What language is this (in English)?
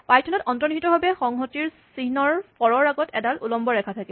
Assamese